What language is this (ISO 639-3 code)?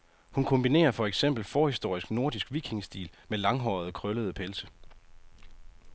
dan